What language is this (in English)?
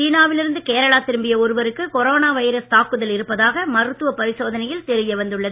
Tamil